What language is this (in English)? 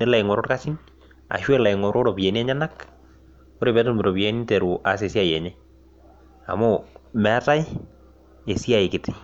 Masai